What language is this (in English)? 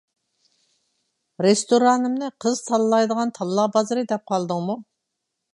Uyghur